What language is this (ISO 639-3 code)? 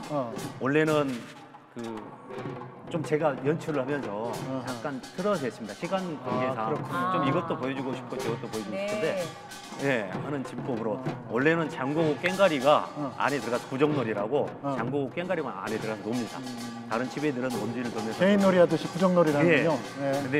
kor